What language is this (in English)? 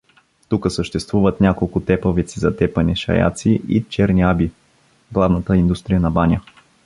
Bulgarian